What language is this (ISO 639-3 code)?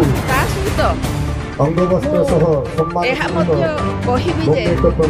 ind